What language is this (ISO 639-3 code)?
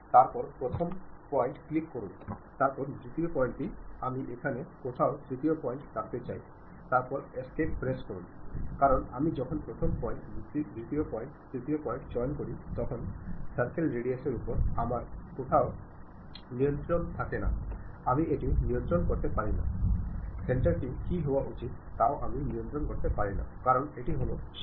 mal